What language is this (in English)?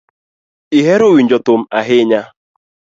Luo (Kenya and Tanzania)